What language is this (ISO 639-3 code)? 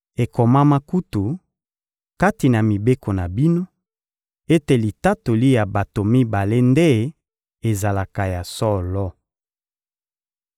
lin